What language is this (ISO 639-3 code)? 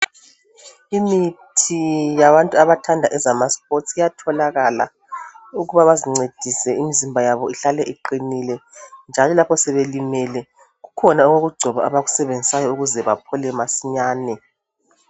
nde